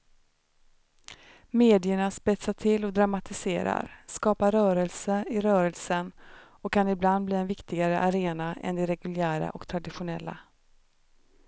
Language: Swedish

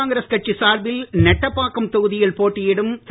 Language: Tamil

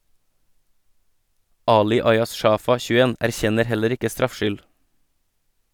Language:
Norwegian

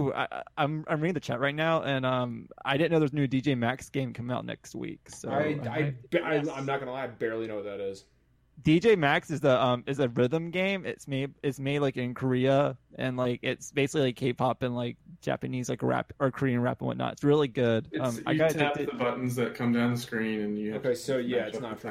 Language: English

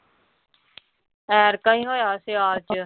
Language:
Punjabi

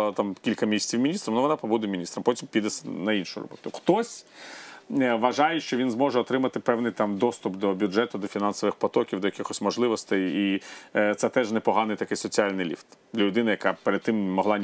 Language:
Ukrainian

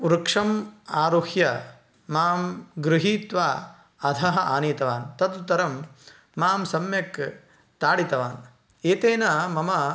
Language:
Sanskrit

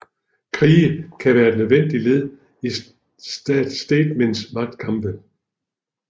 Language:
Danish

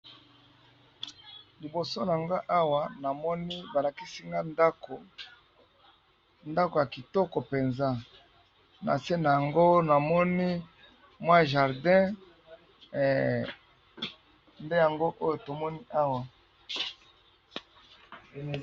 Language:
Lingala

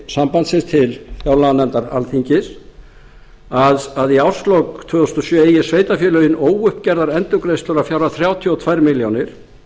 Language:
Icelandic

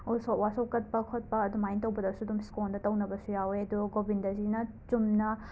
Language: Manipuri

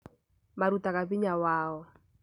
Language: Kikuyu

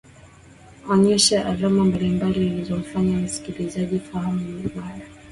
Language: Swahili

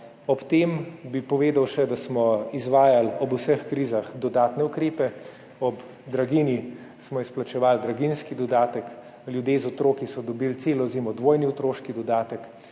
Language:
Slovenian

